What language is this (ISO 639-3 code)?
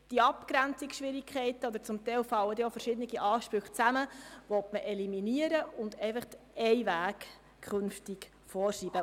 gsw